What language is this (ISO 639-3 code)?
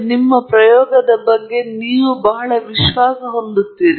kan